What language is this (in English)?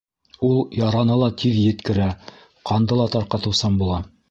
Bashkir